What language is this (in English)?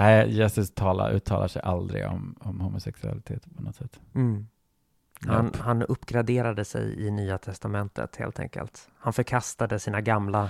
Swedish